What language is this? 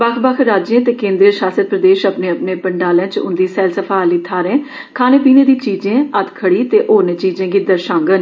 Dogri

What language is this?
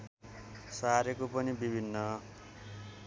Nepali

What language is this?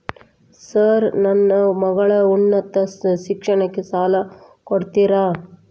Kannada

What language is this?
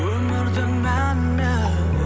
Kazakh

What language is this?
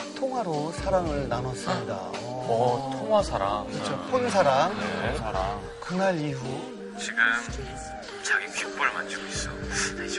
Korean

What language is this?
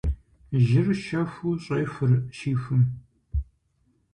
Kabardian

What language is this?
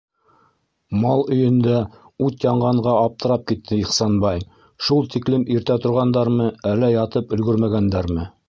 Bashkir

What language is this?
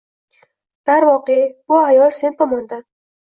Uzbek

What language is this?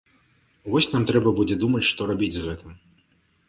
Belarusian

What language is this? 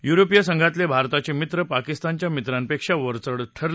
Marathi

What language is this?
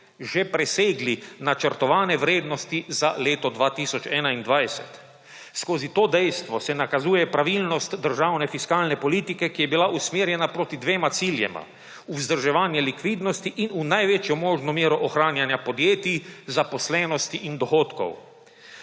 Slovenian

